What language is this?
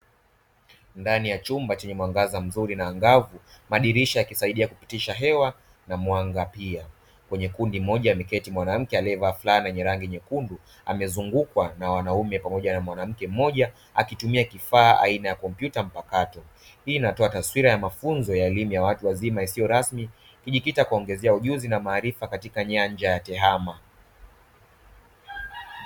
Swahili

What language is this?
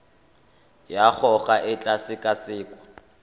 Tswana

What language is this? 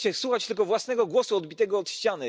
Polish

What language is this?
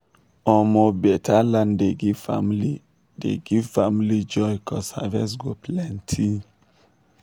Nigerian Pidgin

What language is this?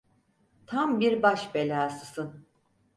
Turkish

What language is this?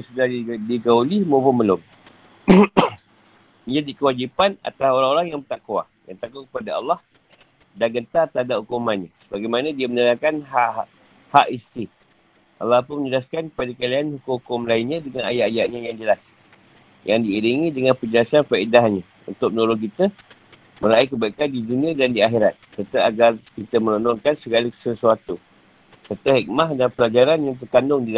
Malay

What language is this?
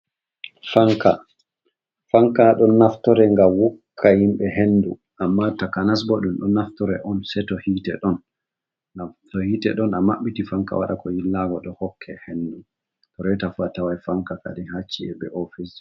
Fula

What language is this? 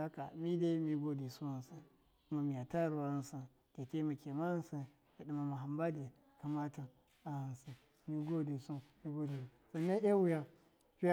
Miya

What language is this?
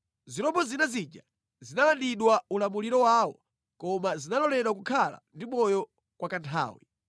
Nyanja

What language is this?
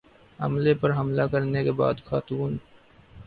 Urdu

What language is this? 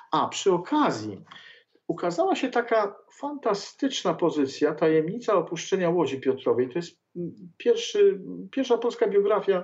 Polish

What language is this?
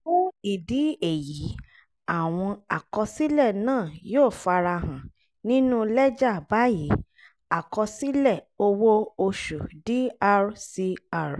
Yoruba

